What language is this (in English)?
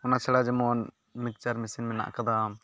Santali